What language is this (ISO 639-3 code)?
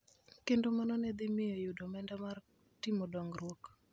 luo